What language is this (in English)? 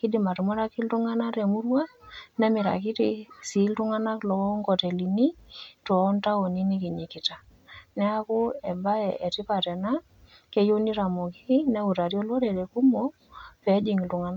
Masai